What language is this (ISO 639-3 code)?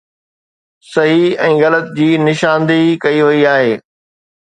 snd